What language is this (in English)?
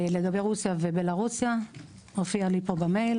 Hebrew